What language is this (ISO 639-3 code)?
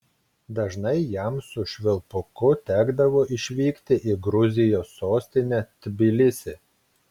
lit